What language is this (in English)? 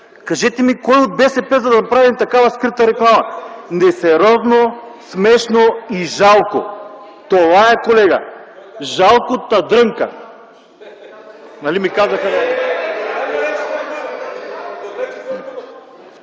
Bulgarian